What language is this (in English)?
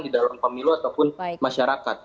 Indonesian